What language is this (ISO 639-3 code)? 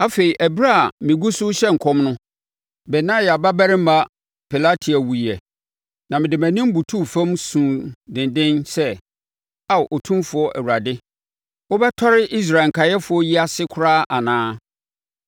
aka